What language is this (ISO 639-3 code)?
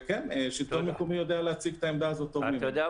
heb